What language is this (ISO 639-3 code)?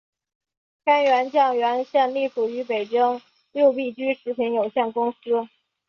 zho